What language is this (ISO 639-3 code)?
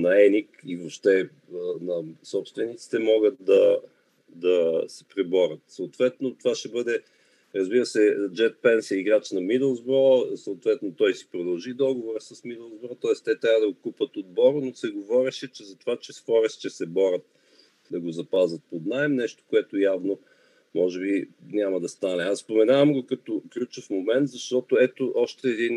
bul